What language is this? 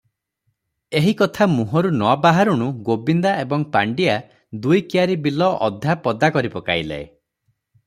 Odia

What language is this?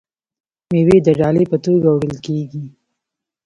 Pashto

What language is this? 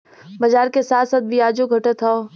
Bhojpuri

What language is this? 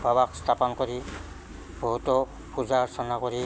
Assamese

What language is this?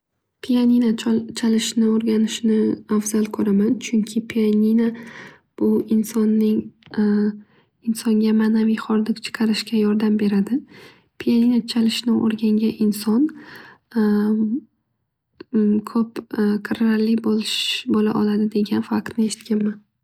Uzbek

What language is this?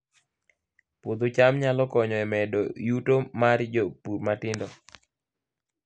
Luo (Kenya and Tanzania)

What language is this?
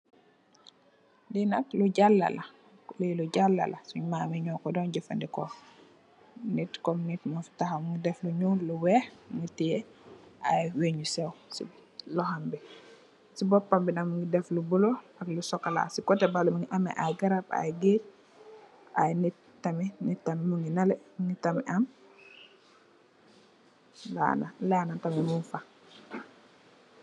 Wolof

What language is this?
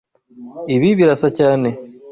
Kinyarwanda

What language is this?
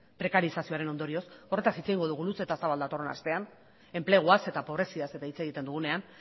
Basque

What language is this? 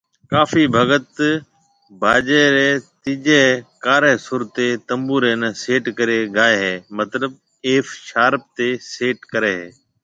Marwari (Pakistan)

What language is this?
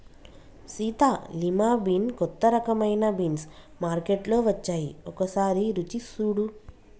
Telugu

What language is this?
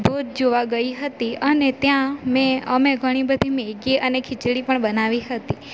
Gujarati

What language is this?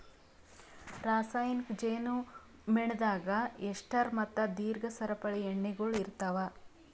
Kannada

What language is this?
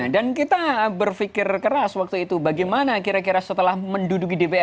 Indonesian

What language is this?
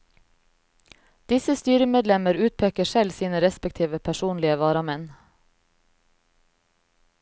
Norwegian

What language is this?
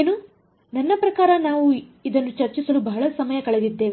Kannada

